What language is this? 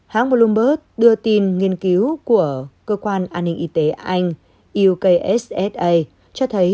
Vietnamese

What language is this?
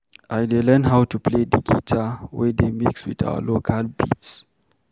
Nigerian Pidgin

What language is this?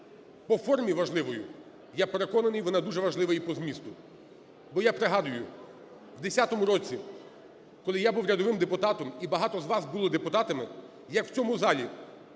Ukrainian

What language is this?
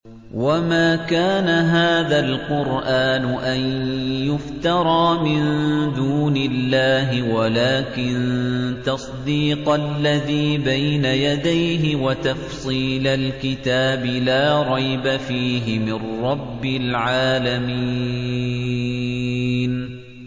Arabic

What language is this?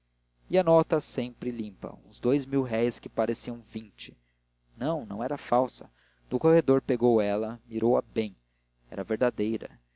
Portuguese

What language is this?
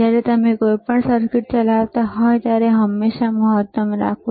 Gujarati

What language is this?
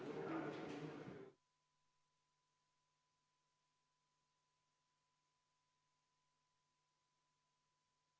Estonian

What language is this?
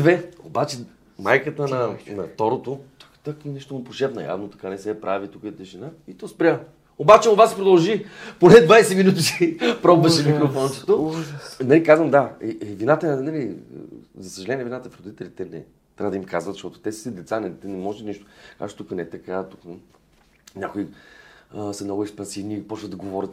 Bulgarian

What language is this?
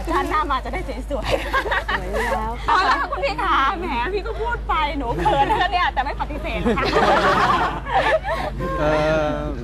Thai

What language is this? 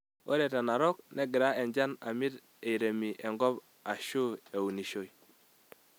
Masai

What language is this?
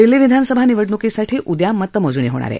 Marathi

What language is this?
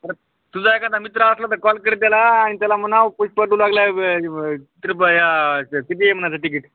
Marathi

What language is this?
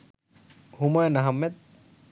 Bangla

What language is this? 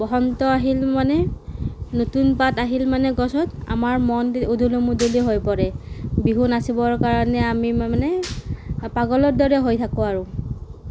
Assamese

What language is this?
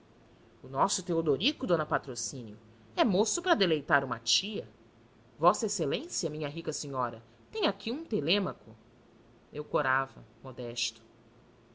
Portuguese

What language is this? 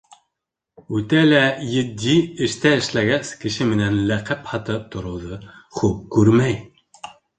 Bashkir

